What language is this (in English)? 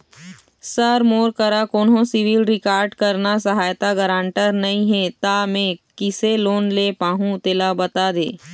Chhattisgarhi